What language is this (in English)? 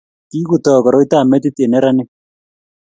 Kalenjin